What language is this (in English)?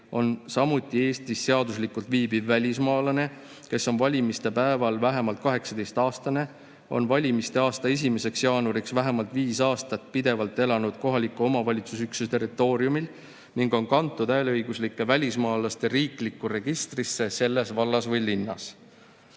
Estonian